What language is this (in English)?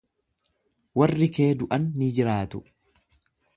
Oromo